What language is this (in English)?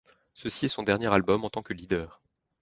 French